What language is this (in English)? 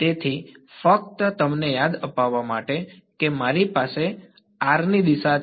Gujarati